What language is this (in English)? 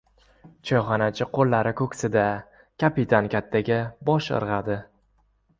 Uzbek